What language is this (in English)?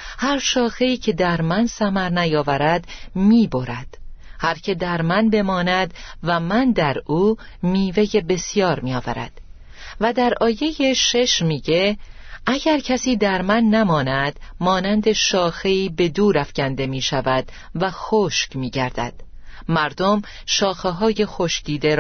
Persian